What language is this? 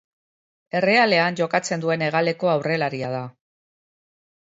Basque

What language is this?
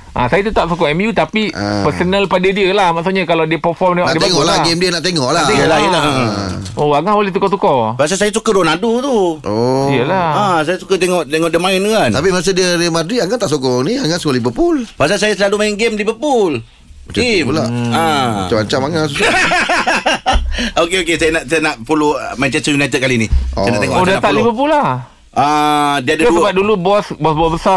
Malay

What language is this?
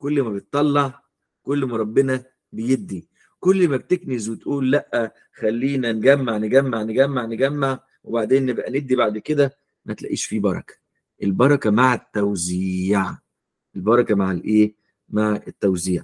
Arabic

